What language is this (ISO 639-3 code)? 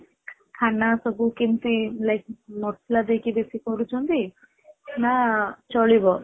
ori